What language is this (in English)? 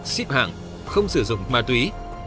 Vietnamese